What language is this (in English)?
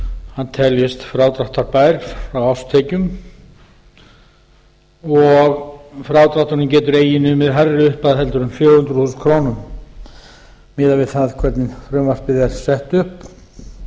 Icelandic